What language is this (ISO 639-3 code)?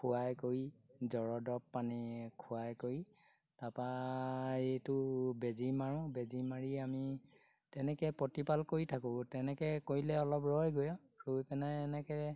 asm